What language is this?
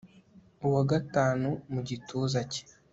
Kinyarwanda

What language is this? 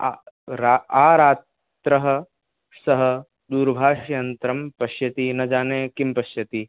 Sanskrit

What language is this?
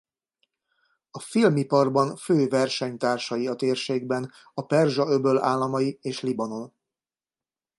Hungarian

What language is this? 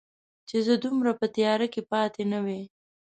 Pashto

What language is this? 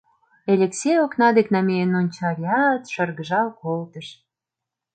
Mari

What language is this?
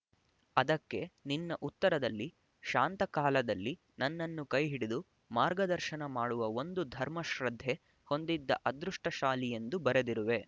Kannada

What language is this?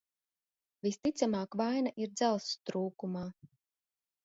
Latvian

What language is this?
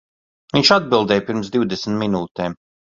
Latvian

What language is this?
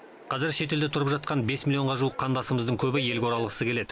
Kazakh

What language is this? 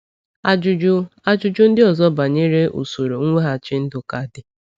Igbo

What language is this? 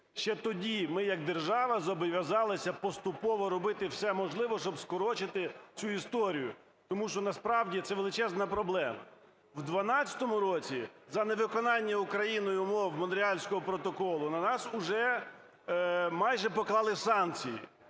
Ukrainian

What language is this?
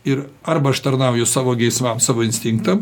Lithuanian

